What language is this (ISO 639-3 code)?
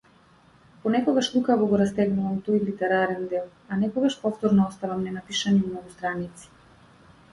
mkd